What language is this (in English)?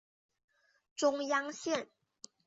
Chinese